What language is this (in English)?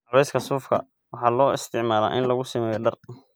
Somali